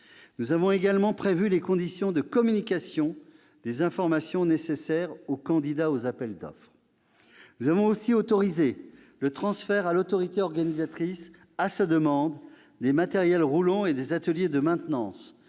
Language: French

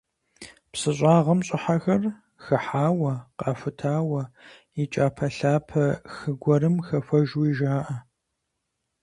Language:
Kabardian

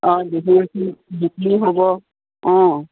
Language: Assamese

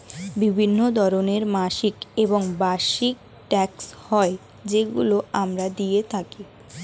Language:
Bangla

